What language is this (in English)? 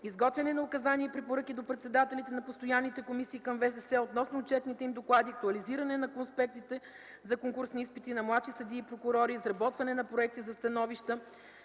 Bulgarian